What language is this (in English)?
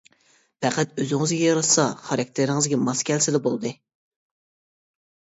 Uyghur